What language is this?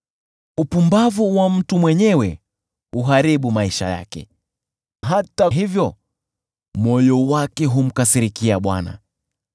Swahili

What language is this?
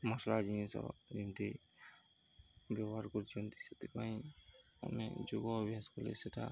Odia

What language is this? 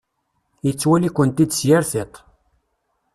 Kabyle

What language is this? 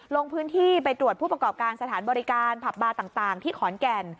Thai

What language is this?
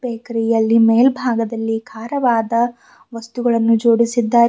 Kannada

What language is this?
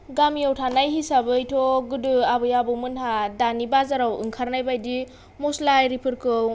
Bodo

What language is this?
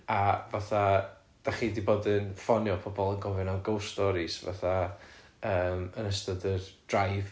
Welsh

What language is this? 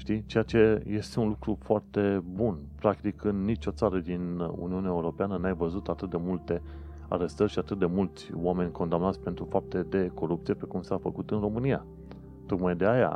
Romanian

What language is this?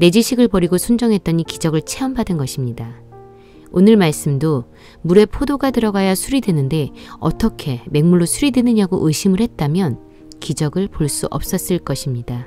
Korean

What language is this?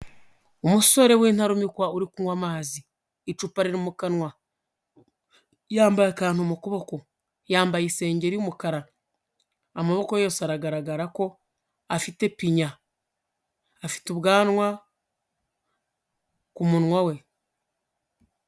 Kinyarwanda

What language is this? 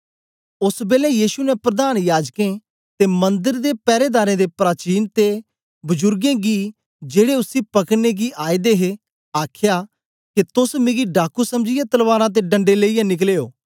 Dogri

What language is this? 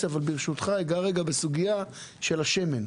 Hebrew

